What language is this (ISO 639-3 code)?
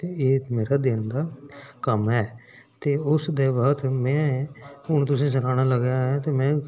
doi